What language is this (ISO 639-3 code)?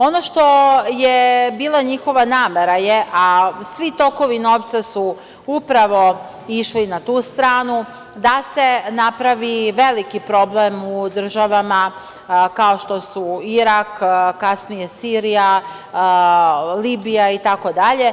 srp